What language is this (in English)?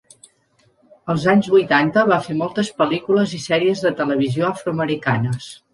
Catalan